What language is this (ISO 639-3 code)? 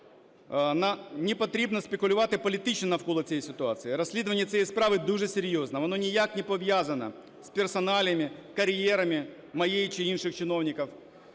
ukr